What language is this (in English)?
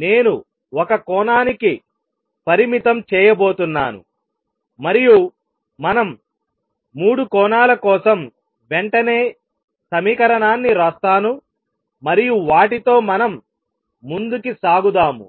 Telugu